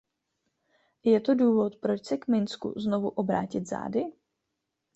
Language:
Czech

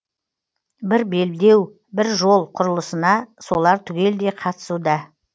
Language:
Kazakh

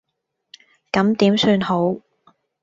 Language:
Cantonese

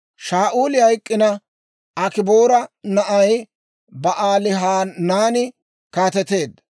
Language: Dawro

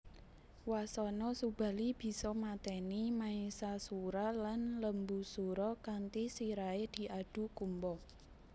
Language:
Javanese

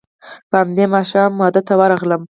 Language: Pashto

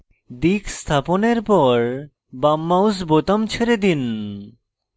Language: Bangla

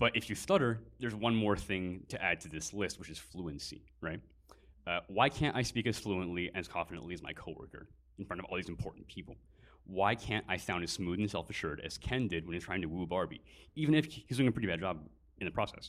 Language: English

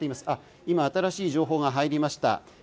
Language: Japanese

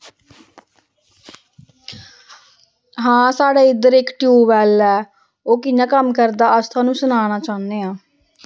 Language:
Dogri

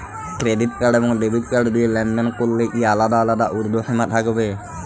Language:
Bangla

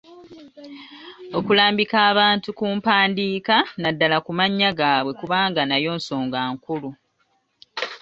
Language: Ganda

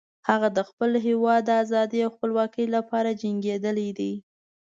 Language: Pashto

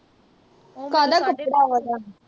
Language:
Punjabi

